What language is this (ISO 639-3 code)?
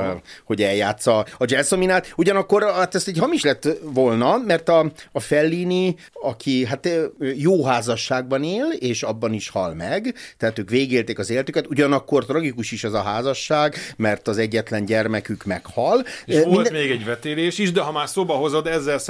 hun